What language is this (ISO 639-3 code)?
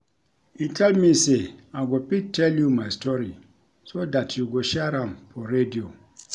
pcm